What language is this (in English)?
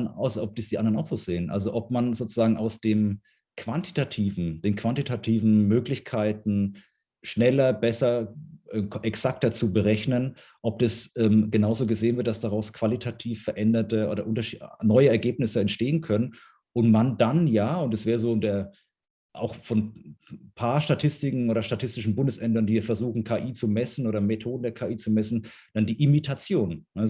German